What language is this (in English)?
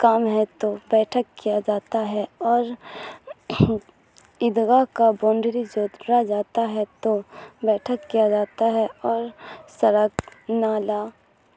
Urdu